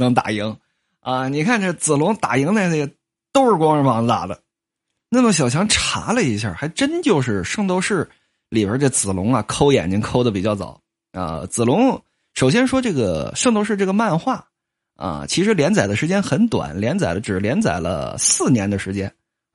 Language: Chinese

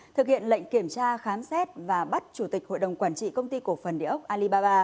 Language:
Vietnamese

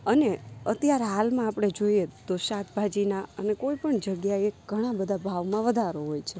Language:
Gujarati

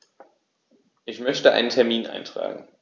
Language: German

